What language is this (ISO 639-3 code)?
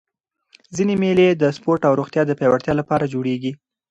pus